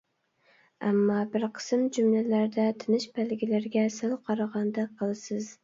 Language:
Uyghur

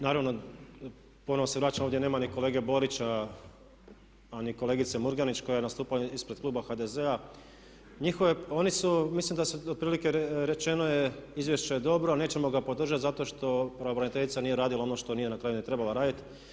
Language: Croatian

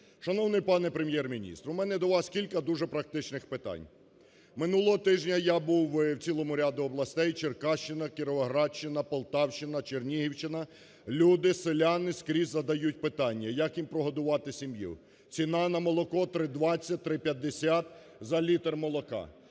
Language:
Ukrainian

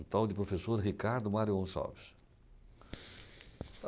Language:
Portuguese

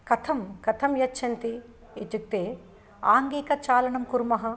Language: Sanskrit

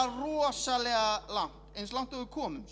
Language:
Icelandic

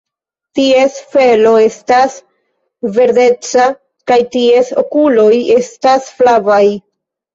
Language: Esperanto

